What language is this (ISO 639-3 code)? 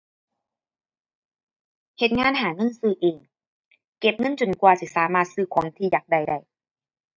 tha